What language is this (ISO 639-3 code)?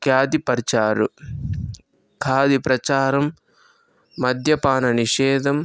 tel